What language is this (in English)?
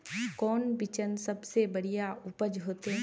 Magahi